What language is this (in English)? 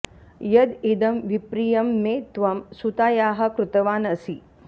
Sanskrit